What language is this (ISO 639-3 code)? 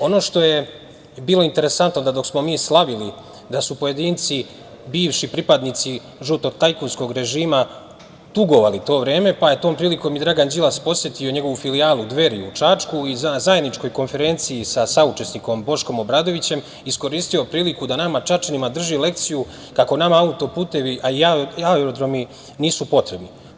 srp